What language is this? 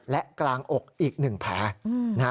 Thai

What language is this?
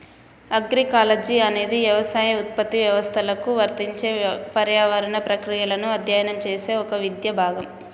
Telugu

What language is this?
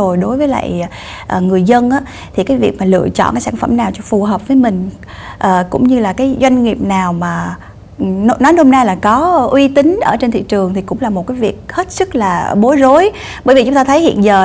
Vietnamese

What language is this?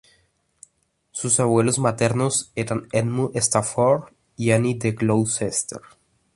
Spanish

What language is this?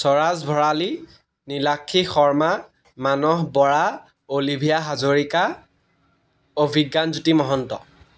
Assamese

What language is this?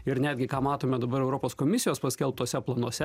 Lithuanian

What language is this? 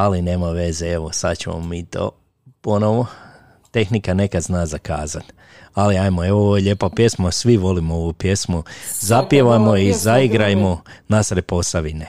Croatian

